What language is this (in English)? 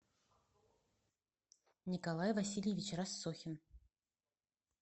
Russian